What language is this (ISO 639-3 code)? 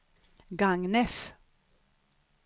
swe